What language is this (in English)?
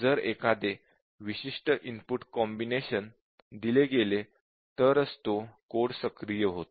Marathi